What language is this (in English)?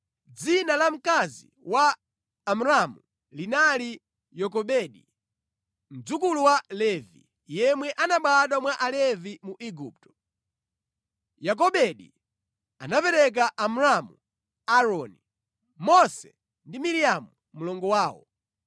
Nyanja